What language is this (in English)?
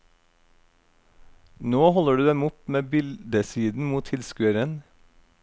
Norwegian